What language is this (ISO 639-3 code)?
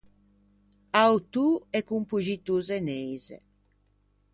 lij